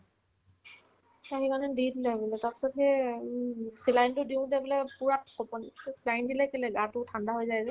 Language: Assamese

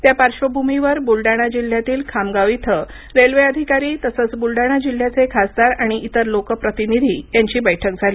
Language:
Marathi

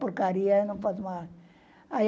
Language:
Portuguese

